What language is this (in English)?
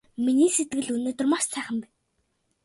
Mongolian